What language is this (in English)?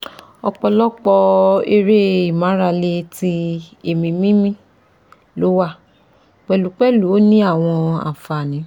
Yoruba